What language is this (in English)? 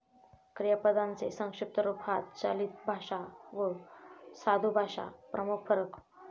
Marathi